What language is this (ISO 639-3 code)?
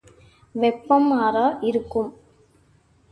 tam